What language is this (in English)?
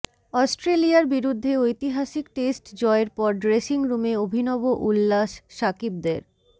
Bangla